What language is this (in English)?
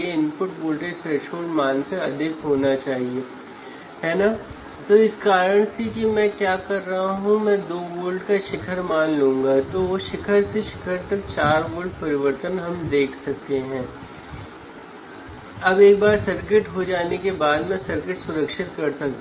Hindi